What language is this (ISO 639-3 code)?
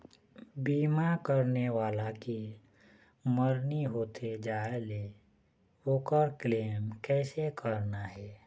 hne